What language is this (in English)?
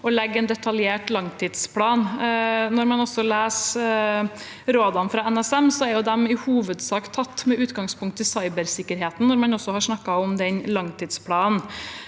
Norwegian